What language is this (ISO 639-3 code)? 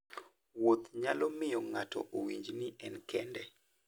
luo